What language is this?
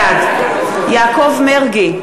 Hebrew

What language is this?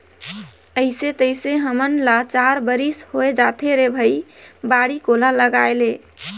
Chhattisgarhi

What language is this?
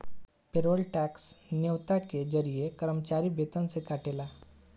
Bhojpuri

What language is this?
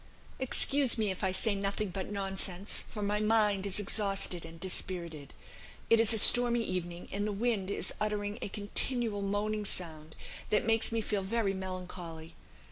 English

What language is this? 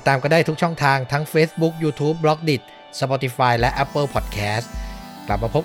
Thai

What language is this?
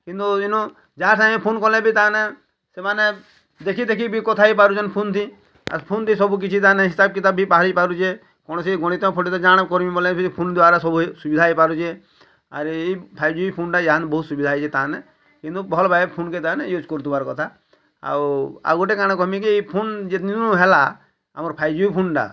Odia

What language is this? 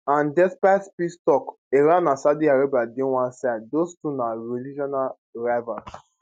Nigerian Pidgin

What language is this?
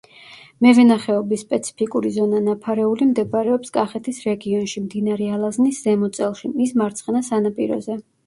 Georgian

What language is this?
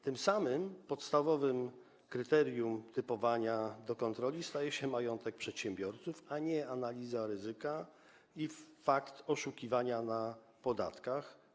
Polish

